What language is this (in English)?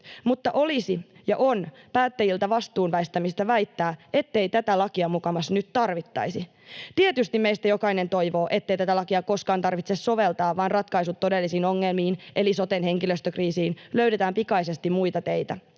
Finnish